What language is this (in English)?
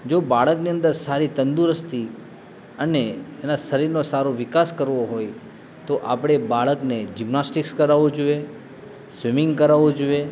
Gujarati